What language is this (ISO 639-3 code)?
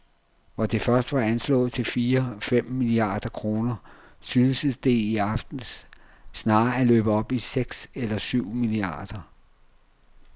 dan